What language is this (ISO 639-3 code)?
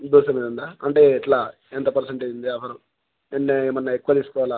tel